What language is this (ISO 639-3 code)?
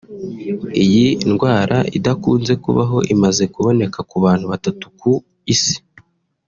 kin